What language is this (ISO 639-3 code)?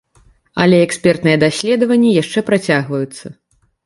bel